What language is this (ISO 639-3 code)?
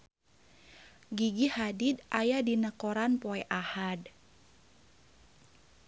sun